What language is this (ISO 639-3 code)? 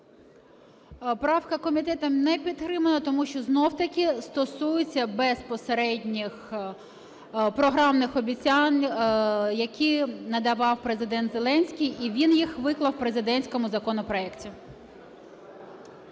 ukr